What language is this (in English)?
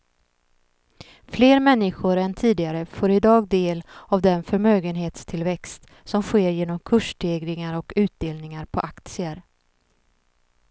Swedish